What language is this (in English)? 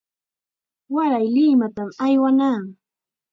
Chiquián Ancash Quechua